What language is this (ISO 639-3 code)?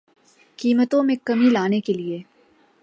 urd